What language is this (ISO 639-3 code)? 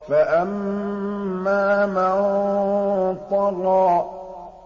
ara